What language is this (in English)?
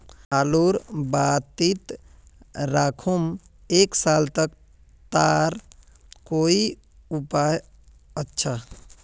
Magahi